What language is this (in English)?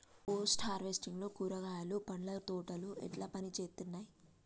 Telugu